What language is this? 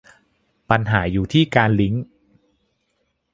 Thai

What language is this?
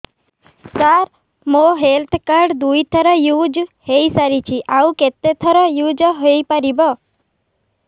Odia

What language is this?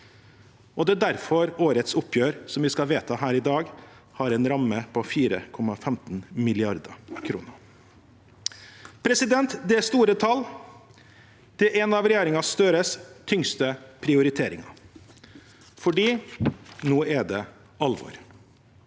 Norwegian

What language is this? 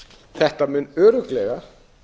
Icelandic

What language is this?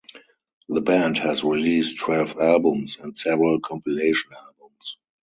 English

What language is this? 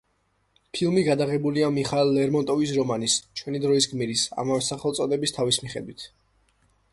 Georgian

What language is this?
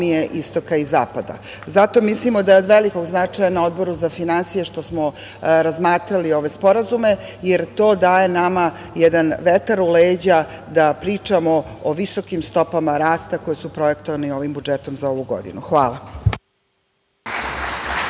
Serbian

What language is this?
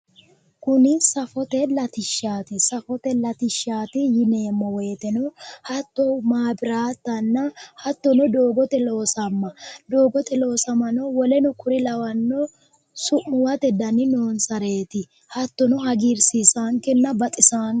Sidamo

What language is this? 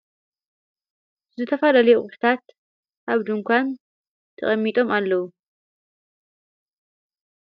Tigrinya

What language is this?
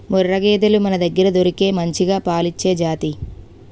Telugu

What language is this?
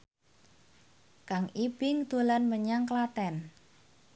Javanese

